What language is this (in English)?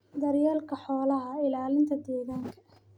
Somali